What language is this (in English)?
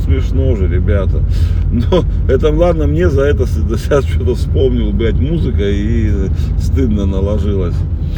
Russian